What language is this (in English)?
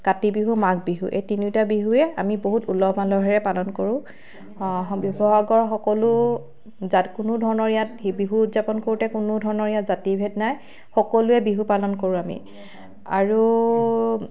Assamese